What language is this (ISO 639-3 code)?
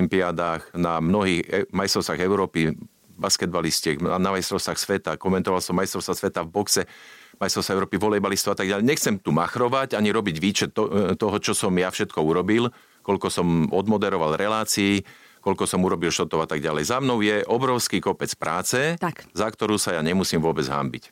slk